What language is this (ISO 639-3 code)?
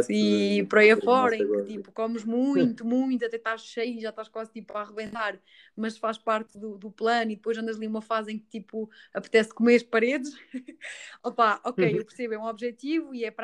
por